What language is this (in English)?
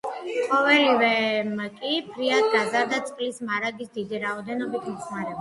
Georgian